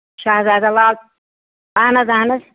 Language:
Kashmiri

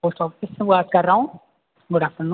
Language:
Hindi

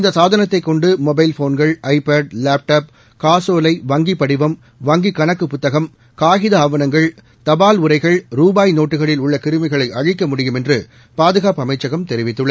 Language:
Tamil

